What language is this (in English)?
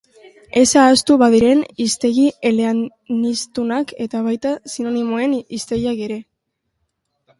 Basque